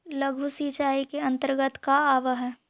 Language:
Magahi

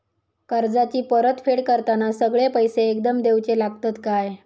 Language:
Marathi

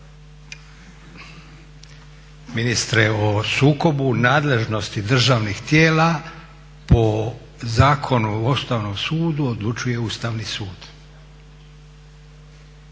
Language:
Croatian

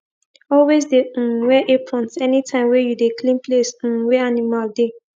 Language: Nigerian Pidgin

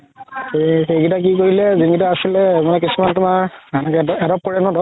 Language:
Assamese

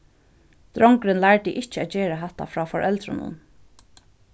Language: Faroese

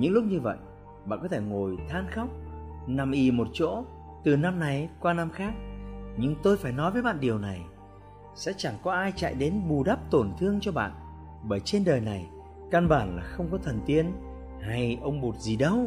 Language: Vietnamese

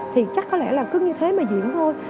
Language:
Vietnamese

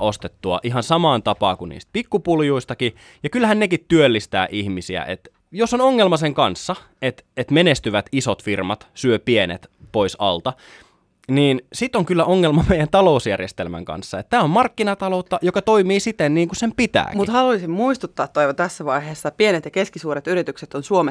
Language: Finnish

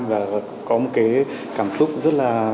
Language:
Vietnamese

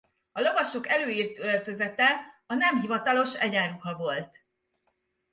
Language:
Hungarian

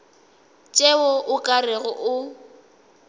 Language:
Northern Sotho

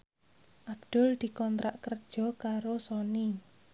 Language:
Javanese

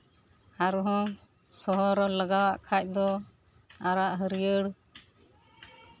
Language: Santali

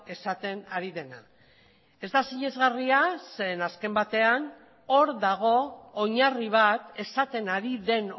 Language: Basque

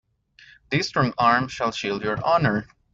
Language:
English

